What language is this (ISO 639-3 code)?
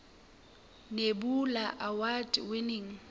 sot